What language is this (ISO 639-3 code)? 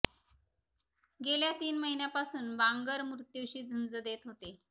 mar